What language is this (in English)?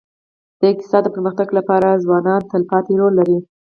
Pashto